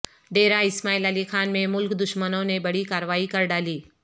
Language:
Urdu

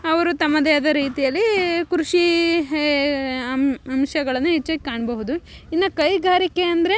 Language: Kannada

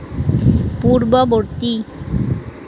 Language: Assamese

